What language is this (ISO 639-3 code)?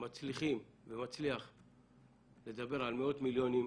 heb